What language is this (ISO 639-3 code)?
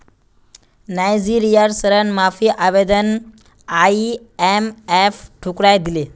mag